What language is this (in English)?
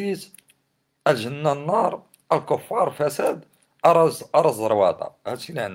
Arabic